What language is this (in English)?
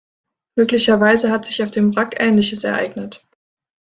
German